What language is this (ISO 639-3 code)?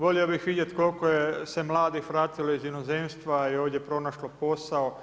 hrv